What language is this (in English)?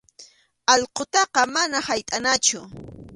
Arequipa-La Unión Quechua